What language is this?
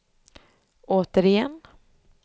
Swedish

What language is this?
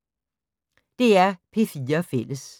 Danish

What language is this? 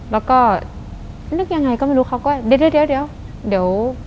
Thai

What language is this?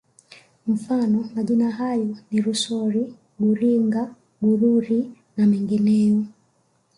Swahili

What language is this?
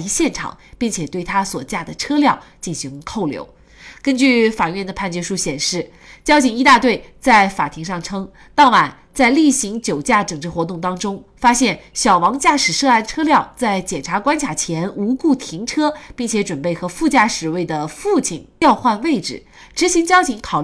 Chinese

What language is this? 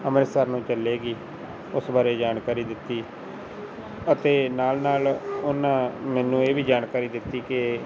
Punjabi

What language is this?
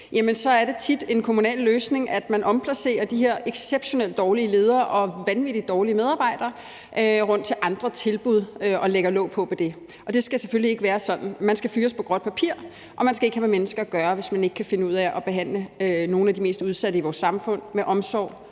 Danish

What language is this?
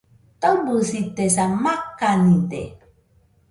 Nüpode Huitoto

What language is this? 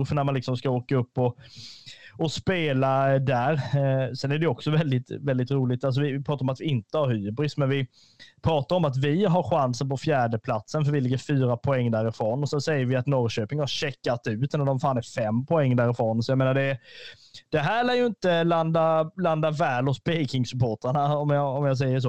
Swedish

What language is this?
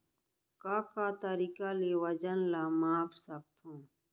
Chhattisgarhi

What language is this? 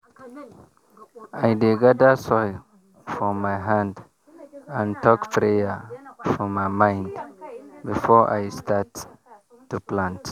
Nigerian Pidgin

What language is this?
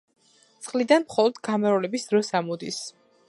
Georgian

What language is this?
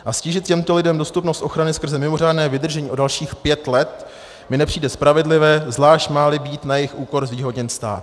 Czech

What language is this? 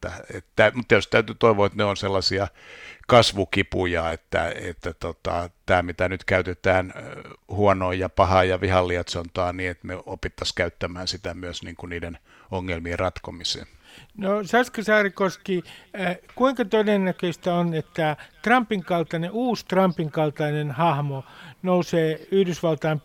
Finnish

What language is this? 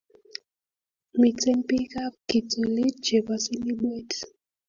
Kalenjin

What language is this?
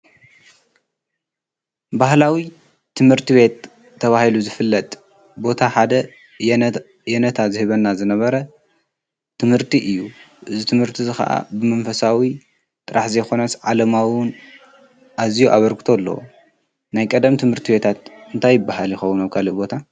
Tigrinya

